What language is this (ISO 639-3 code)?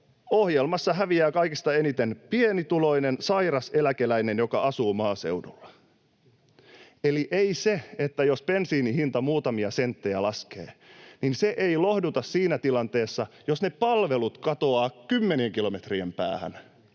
fin